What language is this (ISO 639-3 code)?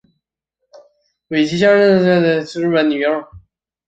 zho